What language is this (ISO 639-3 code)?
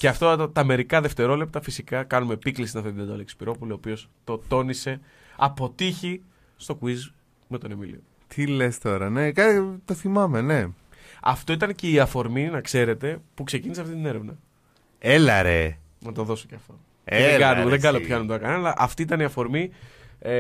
ell